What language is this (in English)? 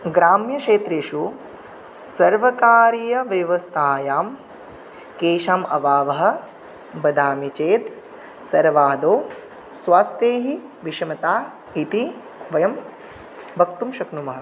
Sanskrit